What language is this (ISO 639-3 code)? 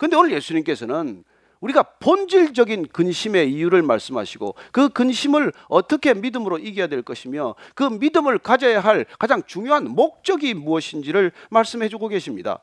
kor